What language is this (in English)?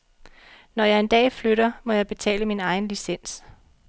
Danish